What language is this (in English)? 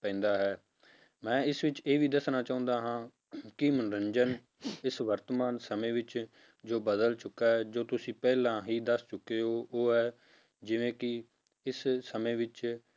Punjabi